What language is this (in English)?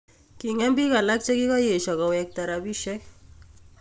Kalenjin